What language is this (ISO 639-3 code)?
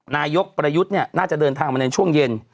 tha